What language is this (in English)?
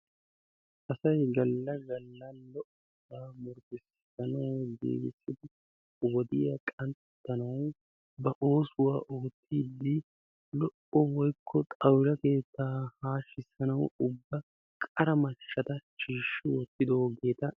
Wolaytta